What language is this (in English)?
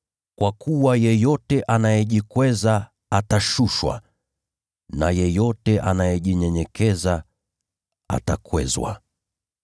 Swahili